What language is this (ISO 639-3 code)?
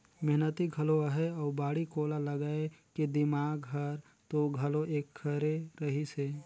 hne